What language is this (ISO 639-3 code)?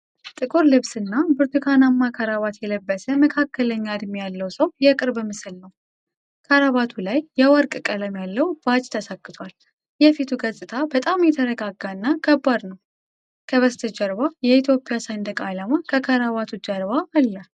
amh